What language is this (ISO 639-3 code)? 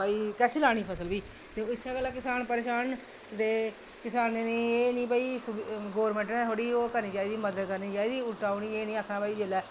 doi